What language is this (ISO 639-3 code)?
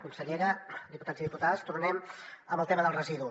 cat